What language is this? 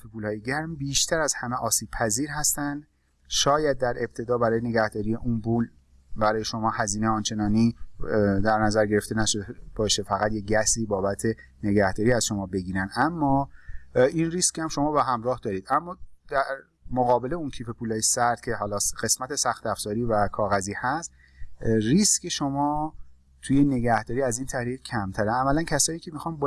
Persian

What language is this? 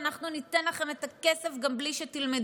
Hebrew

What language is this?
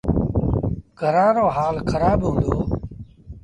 Sindhi Bhil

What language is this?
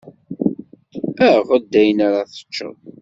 Kabyle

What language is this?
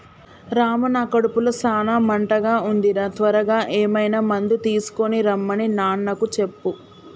Telugu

